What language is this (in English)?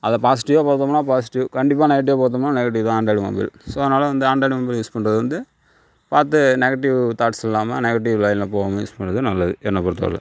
Tamil